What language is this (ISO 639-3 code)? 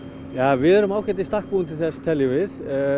isl